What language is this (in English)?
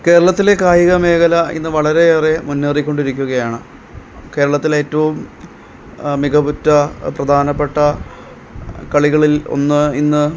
Malayalam